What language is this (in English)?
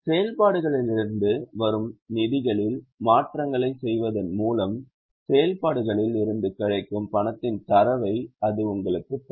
Tamil